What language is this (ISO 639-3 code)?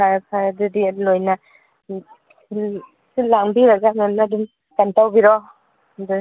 mni